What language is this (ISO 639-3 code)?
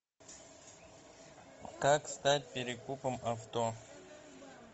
rus